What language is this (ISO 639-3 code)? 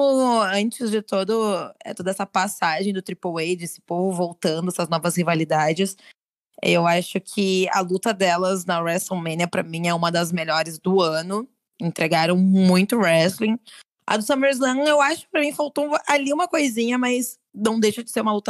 por